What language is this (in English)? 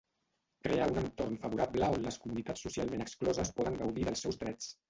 Catalan